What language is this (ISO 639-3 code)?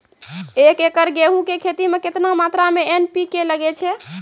mai